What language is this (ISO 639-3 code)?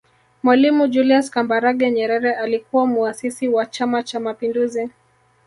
swa